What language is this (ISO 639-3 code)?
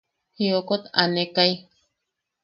yaq